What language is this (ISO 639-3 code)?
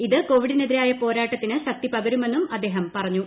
mal